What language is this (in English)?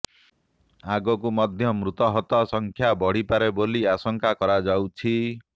Odia